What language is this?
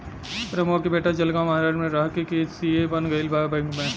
Bhojpuri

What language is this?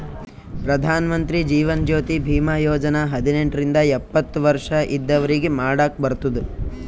Kannada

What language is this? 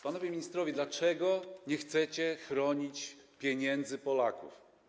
Polish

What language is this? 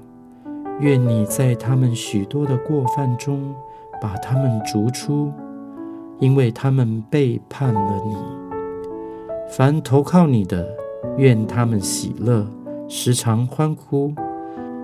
Chinese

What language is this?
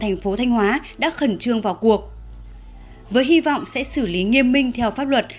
Vietnamese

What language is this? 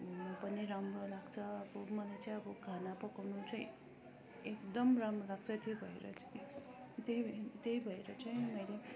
Nepali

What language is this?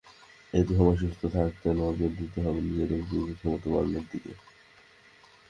Bangla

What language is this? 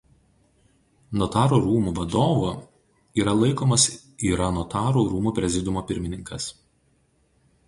Lithuanian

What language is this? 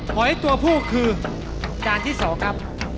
Thai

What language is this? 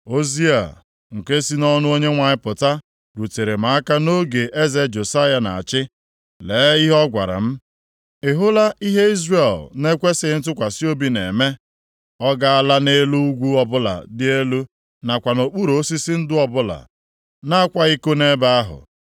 Igbo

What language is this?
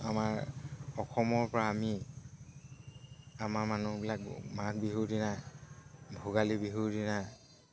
Assamese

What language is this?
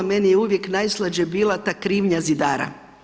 Croatian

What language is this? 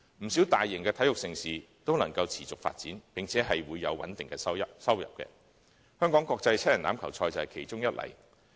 Cantonese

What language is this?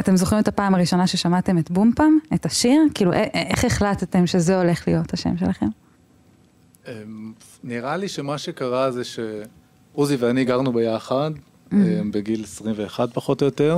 Hebrew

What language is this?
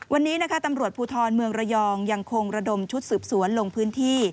Thai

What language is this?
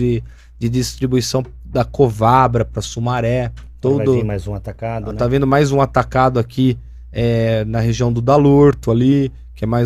Portuguese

